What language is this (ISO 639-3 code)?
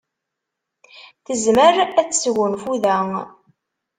kab